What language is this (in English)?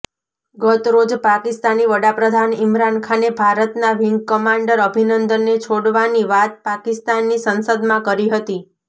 Gujarati